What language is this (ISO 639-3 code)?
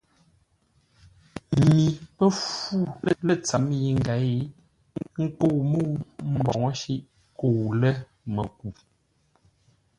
nla